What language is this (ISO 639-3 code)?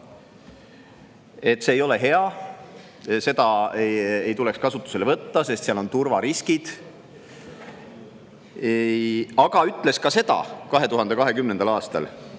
est